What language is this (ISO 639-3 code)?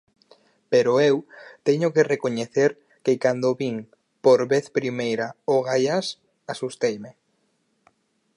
glg